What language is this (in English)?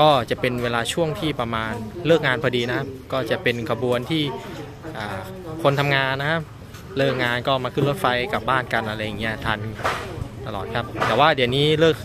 Thai